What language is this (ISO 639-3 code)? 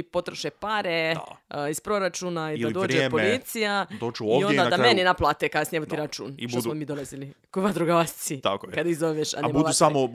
hrv